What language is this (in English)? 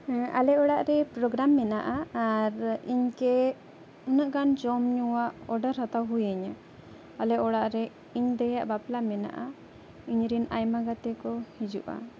Santali